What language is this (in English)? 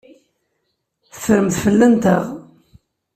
Kabyle